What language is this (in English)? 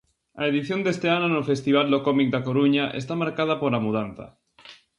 Galician